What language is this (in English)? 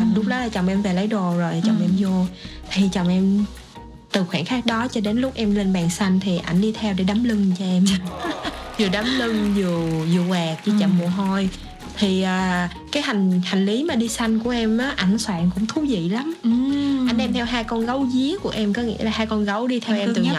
Vietnamese